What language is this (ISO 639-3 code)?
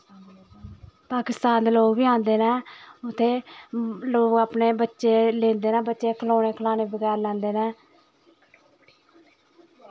doi